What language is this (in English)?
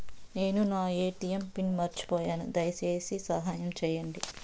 Telugu